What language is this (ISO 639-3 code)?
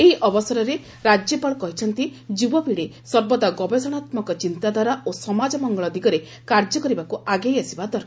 ori